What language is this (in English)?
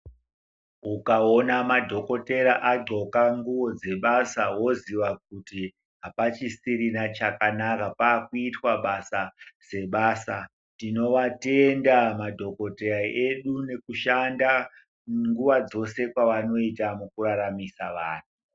Ndau